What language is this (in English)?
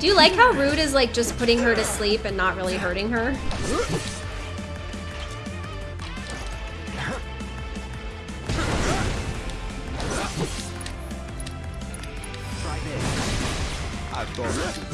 English